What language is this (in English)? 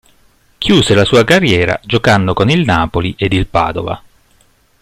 Italian